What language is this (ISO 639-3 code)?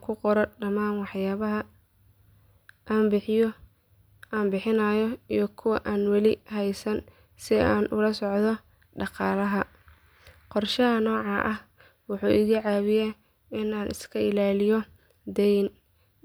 som